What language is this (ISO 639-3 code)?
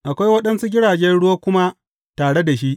hau